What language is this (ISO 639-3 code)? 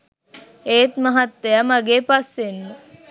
sin